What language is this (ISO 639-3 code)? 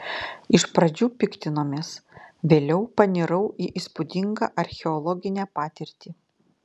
lit